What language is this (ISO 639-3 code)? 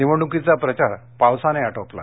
mar